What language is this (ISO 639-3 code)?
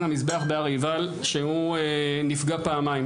heb